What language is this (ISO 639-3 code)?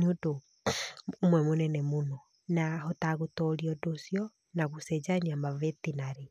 kik